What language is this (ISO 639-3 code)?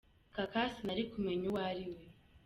kin